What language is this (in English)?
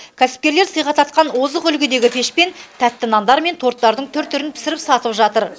Kazakh